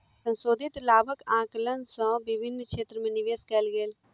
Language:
Maithili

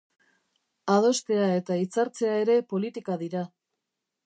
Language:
Basque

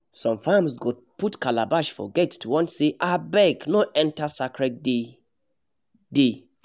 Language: Nigerian Pidgin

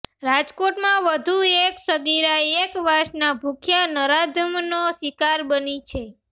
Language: Gujarati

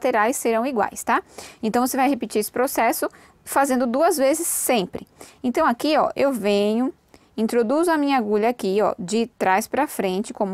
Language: Portuguese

